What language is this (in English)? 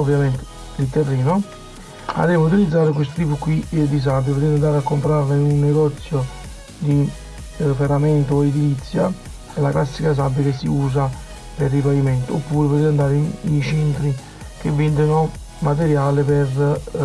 Italian